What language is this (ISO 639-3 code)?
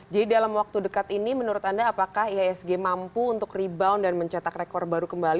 ind